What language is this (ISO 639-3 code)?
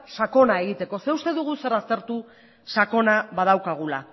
eus